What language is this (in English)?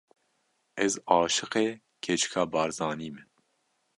Kurdish